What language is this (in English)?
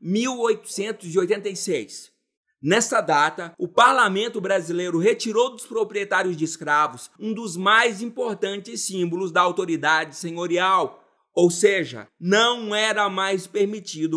Portuguese